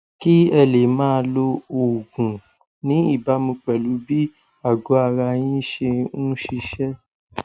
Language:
Yoruba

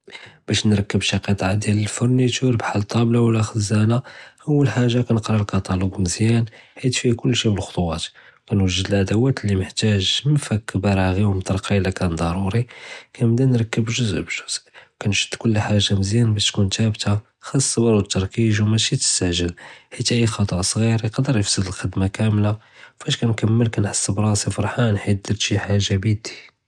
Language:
Judeo-Arabic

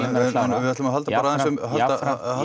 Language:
Icelandic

